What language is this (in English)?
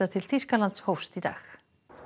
Icelandic